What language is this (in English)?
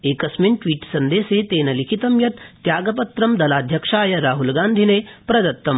Sanskrit